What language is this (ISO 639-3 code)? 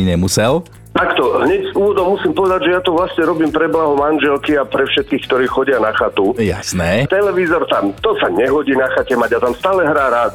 slk